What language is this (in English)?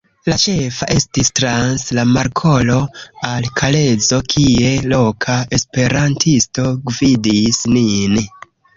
Esperanto